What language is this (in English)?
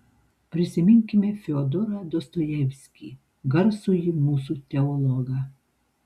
Lithuanian